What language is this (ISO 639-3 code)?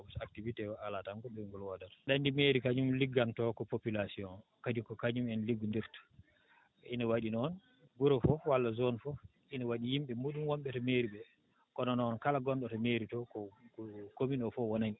ful